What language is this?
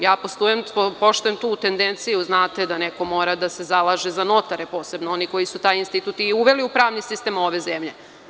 Serbian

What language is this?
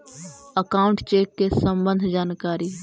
Magahi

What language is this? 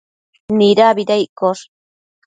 Matsés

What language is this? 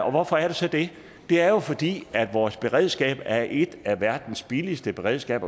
Danish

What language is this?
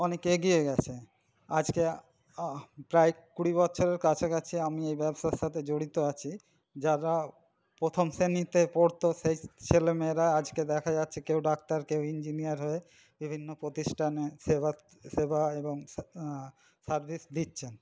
Bangla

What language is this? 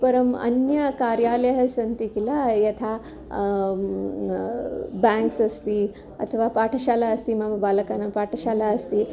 Sanskrit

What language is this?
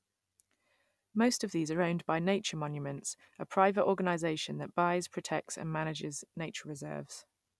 English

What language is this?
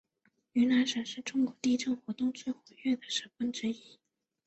Chinese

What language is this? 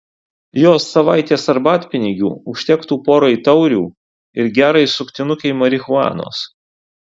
Lithuanian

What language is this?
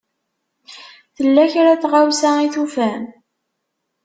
Kabyle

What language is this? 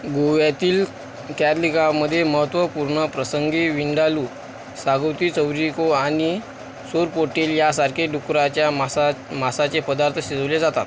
Marathi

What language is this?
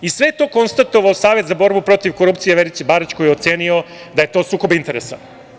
Serbian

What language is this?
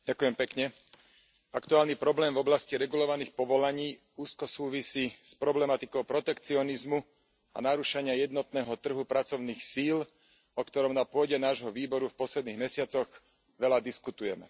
Slovak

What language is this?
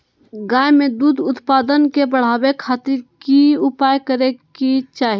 Magahi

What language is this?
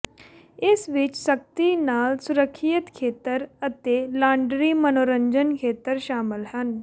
Punjabi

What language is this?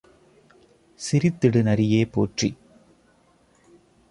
Tamil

